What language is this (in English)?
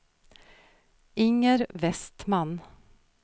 Swedish